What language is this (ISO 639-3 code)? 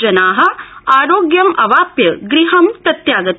san